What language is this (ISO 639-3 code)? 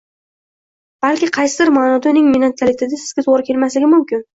uzb